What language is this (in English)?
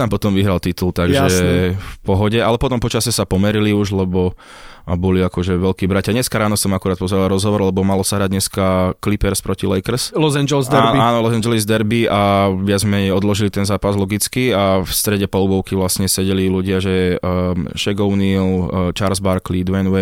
Slovak